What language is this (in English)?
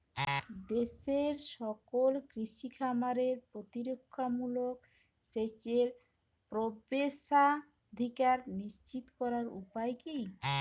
Bangla